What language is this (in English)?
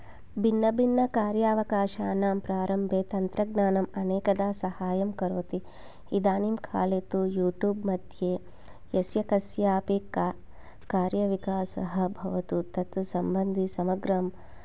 Sanskrit